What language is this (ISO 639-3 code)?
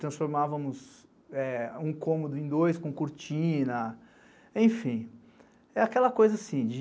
por